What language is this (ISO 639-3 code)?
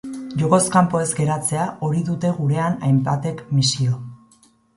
eus